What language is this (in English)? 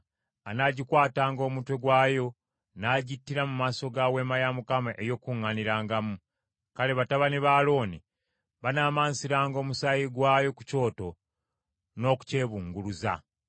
Ganda